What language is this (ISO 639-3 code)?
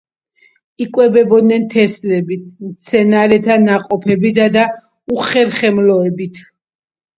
kat